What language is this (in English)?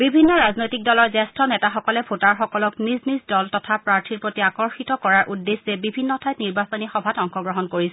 Assamese